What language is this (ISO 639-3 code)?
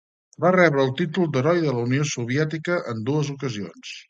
cat